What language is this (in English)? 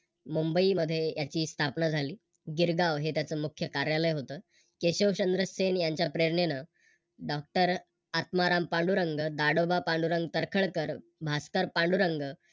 Marathi